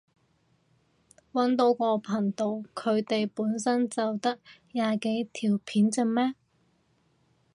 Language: Cantonese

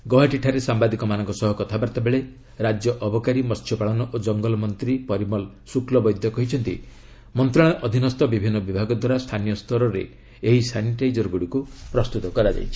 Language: Odia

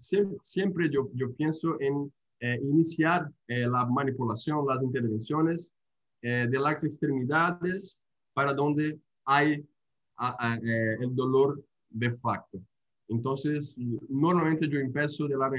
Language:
Spanish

